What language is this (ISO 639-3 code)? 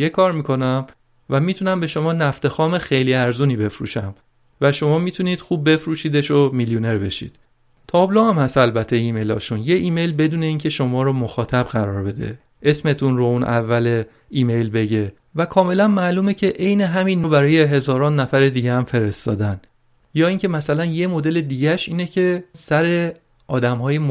fas